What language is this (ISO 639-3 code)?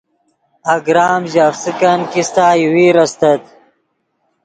ydg